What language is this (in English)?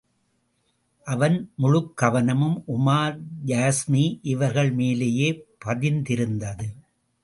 Tamil